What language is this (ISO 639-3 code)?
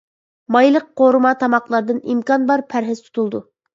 uig